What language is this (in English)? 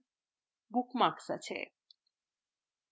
Bangla